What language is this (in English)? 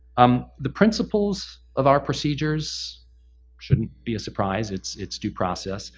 English